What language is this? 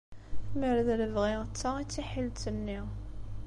Kabyle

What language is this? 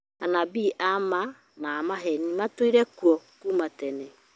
Kikuyu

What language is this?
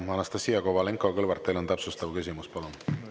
Estonian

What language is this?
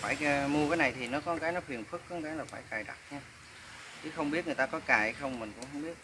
Vietnamese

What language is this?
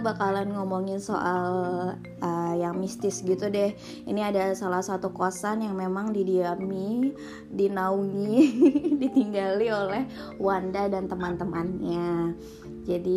Indonesian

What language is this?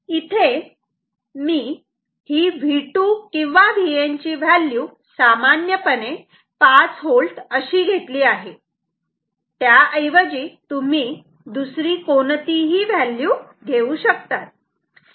Marathi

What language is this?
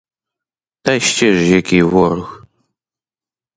Ukrainian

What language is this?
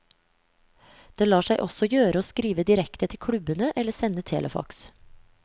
Norwegian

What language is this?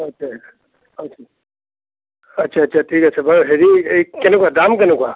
Assamese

